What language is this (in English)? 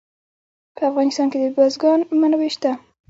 Pashto